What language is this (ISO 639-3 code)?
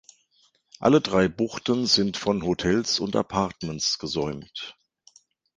deu